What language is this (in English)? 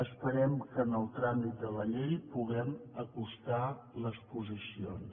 Catalan